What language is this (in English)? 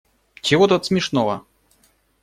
Russian